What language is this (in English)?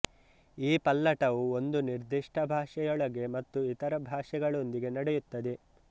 Kannada